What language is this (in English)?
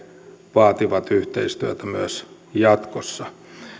Finnish